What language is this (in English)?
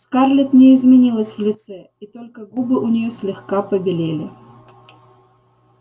Russian